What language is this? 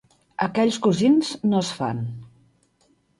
Catalan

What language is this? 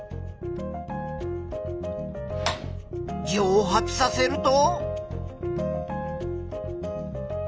Japanese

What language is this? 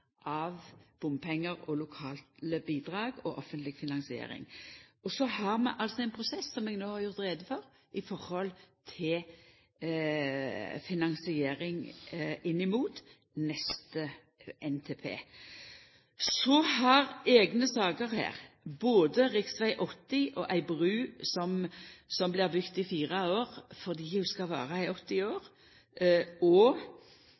Norwegian Nynorsk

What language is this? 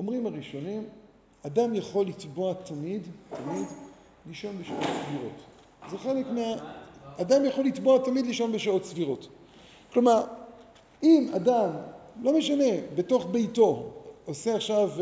Hebrew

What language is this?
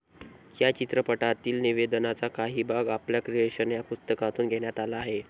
Marathi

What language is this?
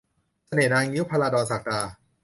Thai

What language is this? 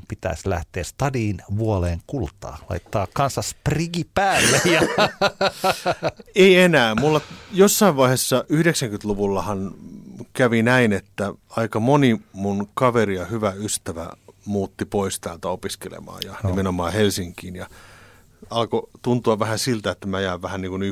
Finnish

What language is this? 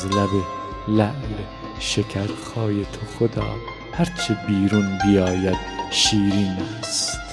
Persian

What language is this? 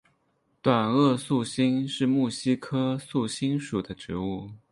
Chinese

